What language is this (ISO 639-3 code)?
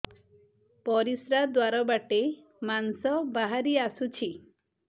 ori